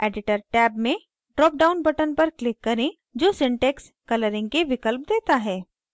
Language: Hindi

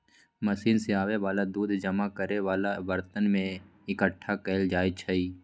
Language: Magahi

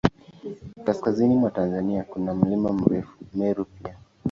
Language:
Swahili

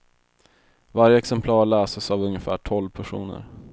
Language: Swedish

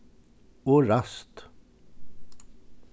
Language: Faroese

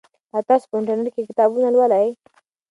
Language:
Pashto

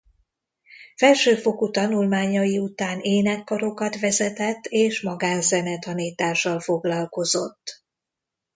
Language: Hungarian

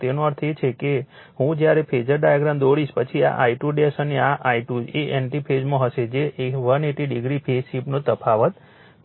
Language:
Gujarati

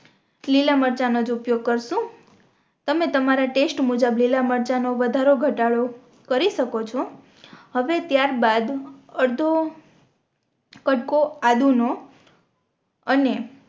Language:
Gujarati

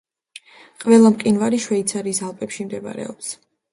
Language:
Georgian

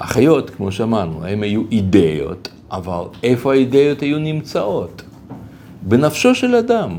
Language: Hebrew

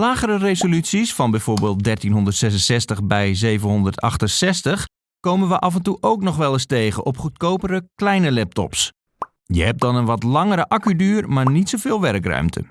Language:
Dutch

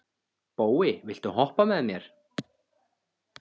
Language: Icelandic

